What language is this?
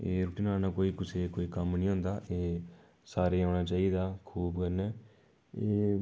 Dogri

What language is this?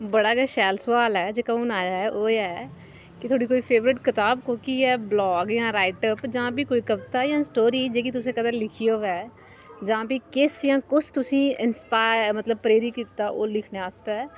Dogri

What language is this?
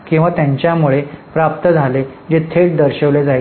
Marathi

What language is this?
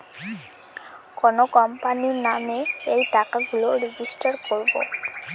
Bangla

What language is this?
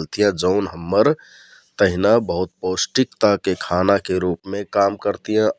Kathoriya Tharu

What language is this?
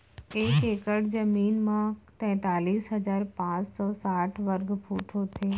Chhattisgarhi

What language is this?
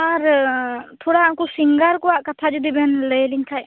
Santali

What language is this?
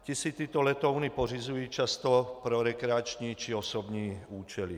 Czech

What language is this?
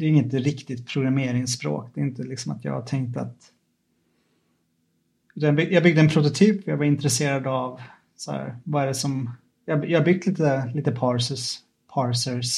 Swedish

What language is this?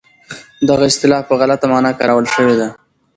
Pashto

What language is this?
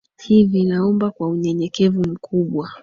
Swahili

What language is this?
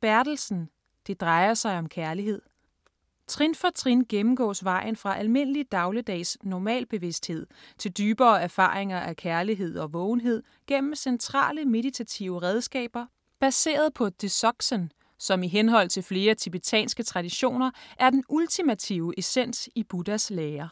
Danish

